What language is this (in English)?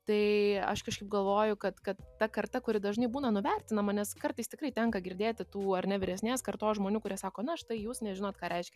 Lithuanian